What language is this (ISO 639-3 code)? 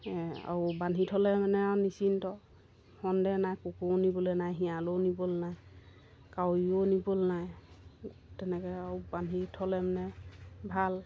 asm